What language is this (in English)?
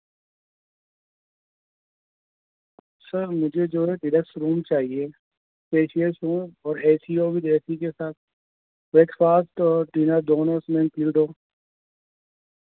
Urdu